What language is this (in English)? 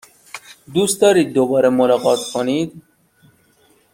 Persian